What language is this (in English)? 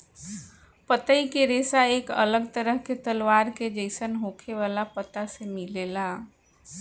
Bhojpuri